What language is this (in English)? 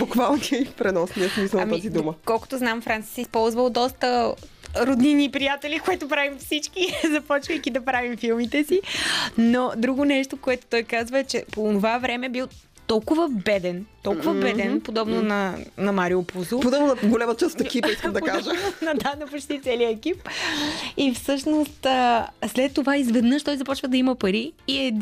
Bulgarian